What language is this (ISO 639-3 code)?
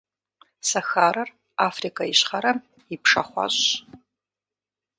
kbd